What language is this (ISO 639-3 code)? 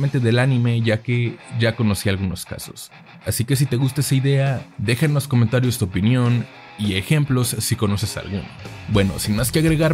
spa